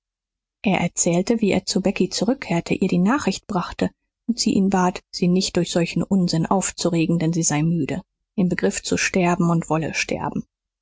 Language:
German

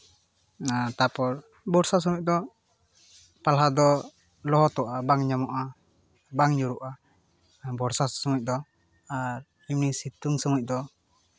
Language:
Santali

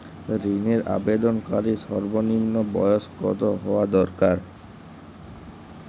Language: Bangla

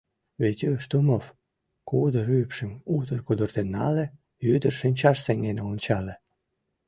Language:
Mari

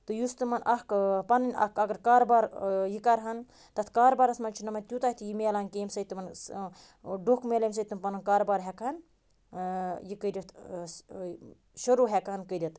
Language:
Kashmiri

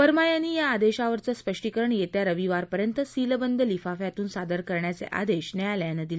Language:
Marathi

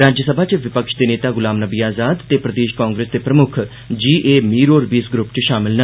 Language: Dogri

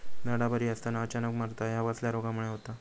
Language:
Marathi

